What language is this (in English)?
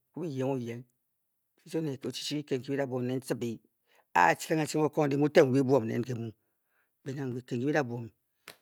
Bokyi